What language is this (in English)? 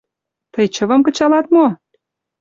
Mari